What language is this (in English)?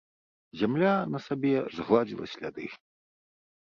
Belarusian